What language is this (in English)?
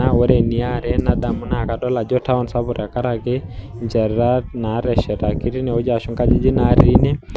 Masai